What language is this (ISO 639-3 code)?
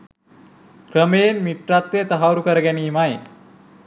sin